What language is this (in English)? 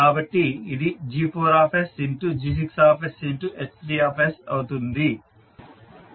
Telugu